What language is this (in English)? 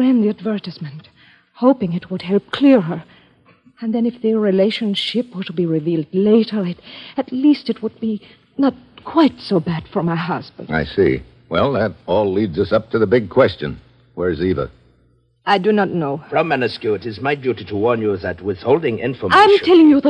English